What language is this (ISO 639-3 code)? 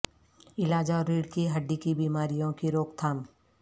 urd